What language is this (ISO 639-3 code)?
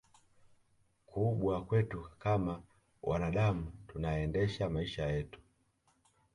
swa